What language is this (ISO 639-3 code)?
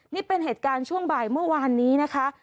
tha